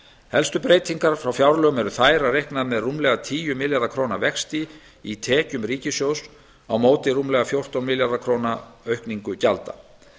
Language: Icelandic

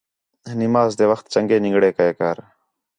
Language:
Khetrani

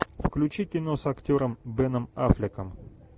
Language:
Russian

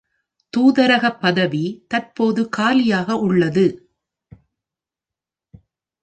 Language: Tamil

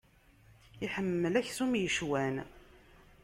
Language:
Kabyle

